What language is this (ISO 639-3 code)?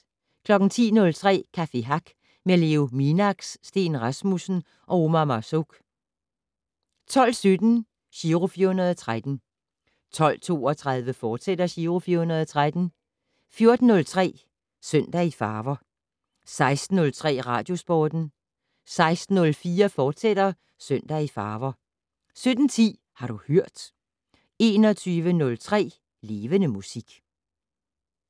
dan